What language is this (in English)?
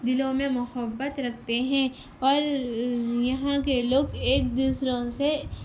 Urdu